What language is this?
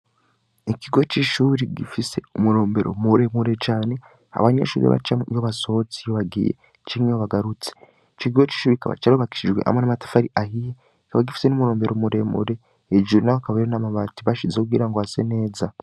Rundi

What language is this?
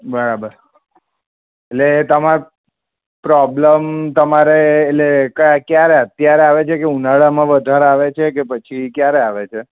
Gujarati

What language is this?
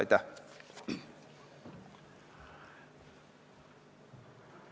Estonian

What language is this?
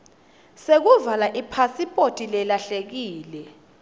Swati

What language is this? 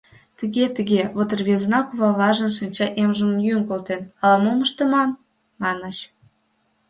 Mari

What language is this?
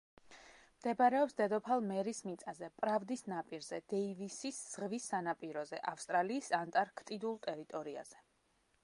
Georgian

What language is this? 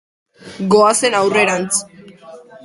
Basque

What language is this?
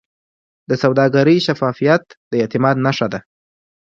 Pashto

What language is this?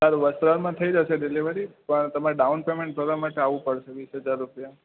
Gujarati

